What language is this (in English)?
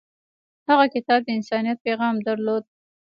Pashto